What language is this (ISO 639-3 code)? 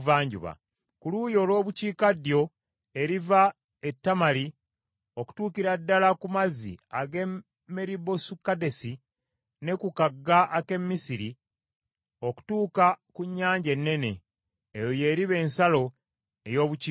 lug